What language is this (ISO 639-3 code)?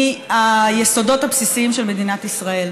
heb